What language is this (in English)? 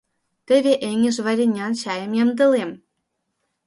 Mari